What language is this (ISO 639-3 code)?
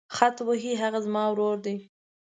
pus